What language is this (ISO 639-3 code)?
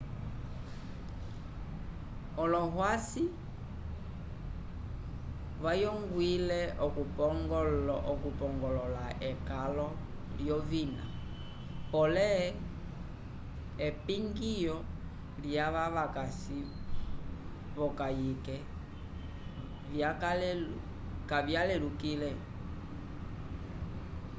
umb